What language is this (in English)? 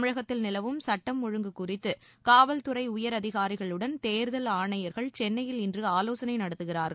Tamil